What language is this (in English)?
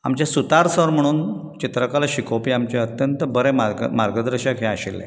Konkani